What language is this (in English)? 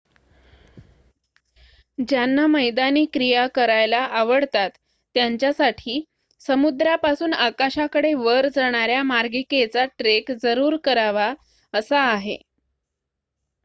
Marathi